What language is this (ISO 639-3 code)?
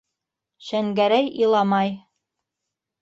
bak